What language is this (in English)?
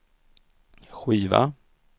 Swedish